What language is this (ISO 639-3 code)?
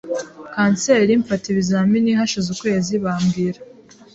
kin